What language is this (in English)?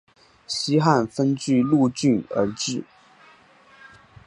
Chinese